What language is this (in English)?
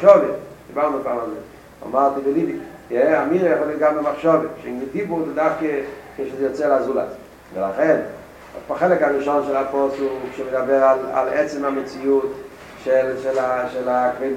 Hebrew